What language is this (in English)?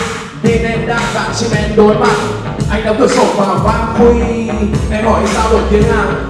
Vietnamese